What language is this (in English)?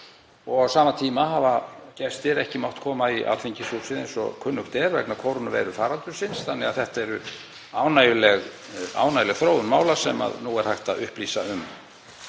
Icelandic